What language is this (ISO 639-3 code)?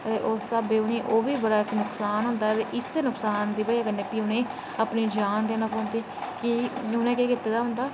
doi